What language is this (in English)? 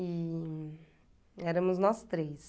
Portuguese